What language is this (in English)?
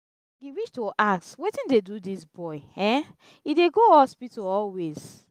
Nigerian Pidgin